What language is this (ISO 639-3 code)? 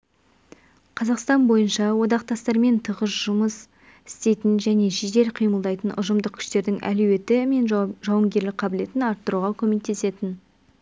kaz